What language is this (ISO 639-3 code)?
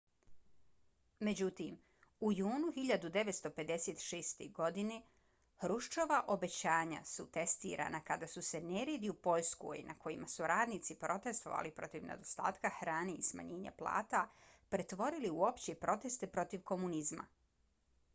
bos